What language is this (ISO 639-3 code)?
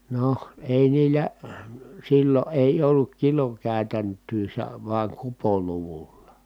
fin